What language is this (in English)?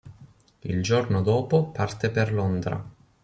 Italian